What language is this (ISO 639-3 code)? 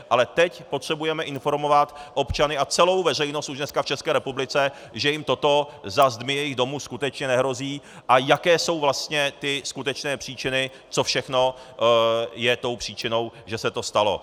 ces